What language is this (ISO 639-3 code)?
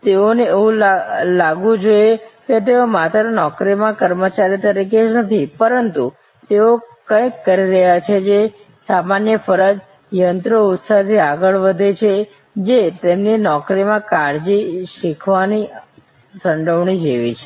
guj